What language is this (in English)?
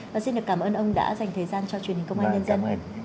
Vietnamese